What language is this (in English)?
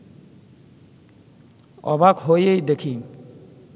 Bangla